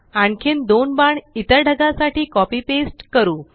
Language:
Marathi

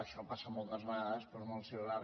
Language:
Catalan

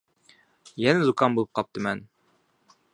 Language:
Uyghur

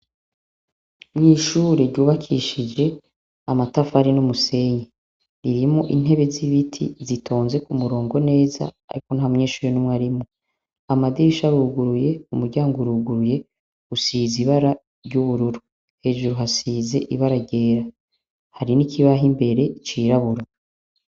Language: Rundi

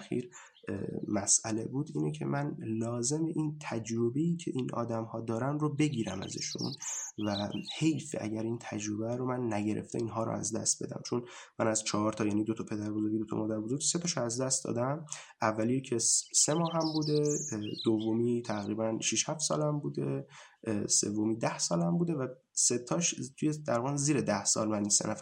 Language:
Persian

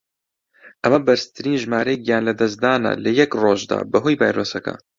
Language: Central Kurdish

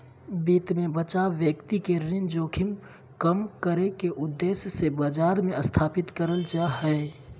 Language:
Magahi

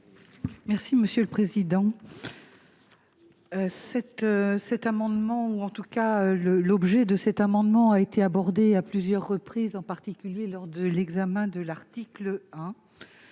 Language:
French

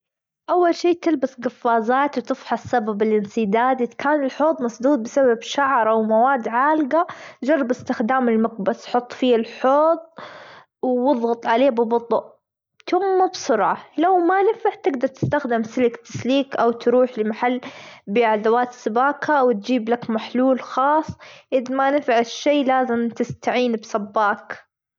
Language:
Gulf Arabic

